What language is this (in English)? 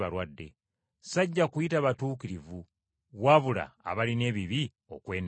Ganda